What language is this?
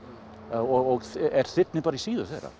Icelandic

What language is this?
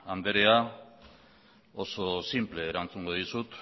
Basque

